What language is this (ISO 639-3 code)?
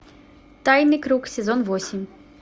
rus